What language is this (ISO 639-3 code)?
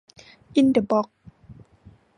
tha